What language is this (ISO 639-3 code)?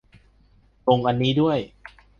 tha